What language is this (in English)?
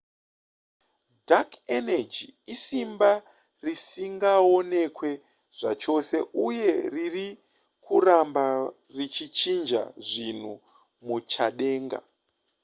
Shona